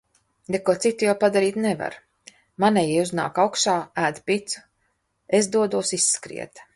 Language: Latvian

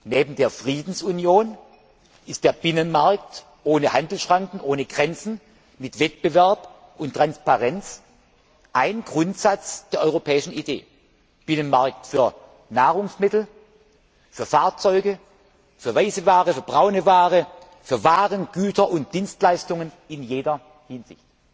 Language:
German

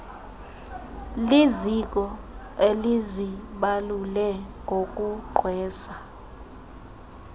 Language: Xhosa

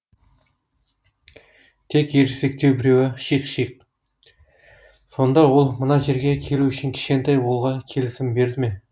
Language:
Kazakh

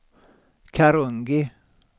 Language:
Swedish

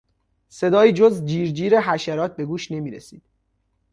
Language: Persian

